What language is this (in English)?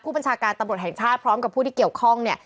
Thai